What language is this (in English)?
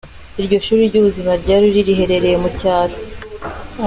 Kinyarwanda